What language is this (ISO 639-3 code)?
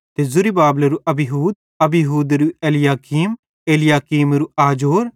bhd